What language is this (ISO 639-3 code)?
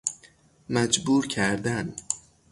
fas